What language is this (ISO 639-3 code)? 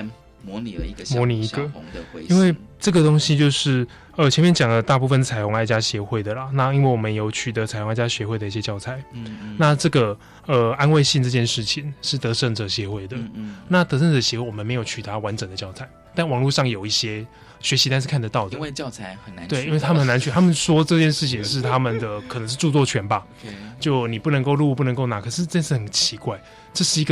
zho